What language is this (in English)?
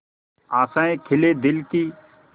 Hindi